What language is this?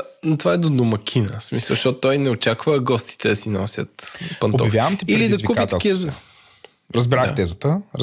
Bulgarian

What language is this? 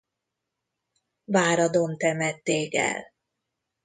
Hungarian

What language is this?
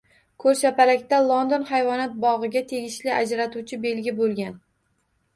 Uzbek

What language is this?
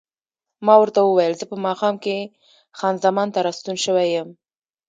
Pashto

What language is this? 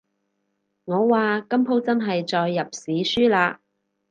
Cantonese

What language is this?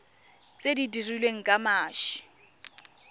Tswana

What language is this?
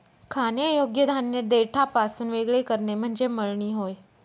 Marathi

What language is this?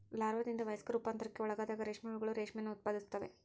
Kannada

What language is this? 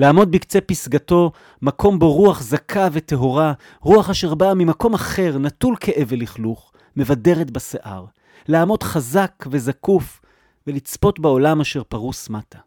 Hebrew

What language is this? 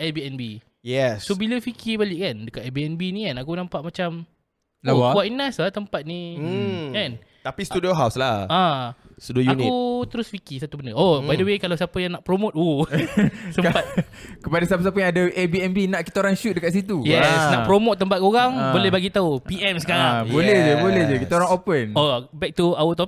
Malay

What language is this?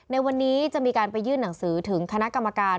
Thai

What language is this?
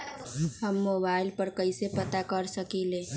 Magahi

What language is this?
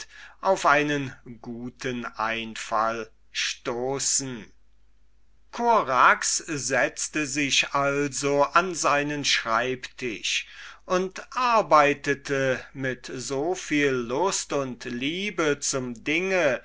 German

